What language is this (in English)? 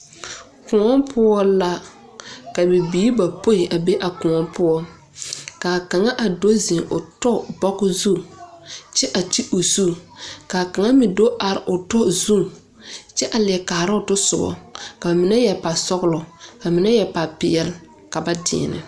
Southern Dagaare